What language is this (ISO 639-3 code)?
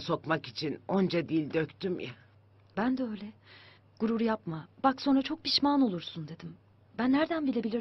tur